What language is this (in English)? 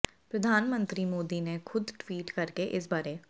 Punjabi